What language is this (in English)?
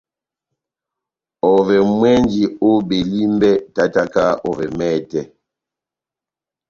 Batanga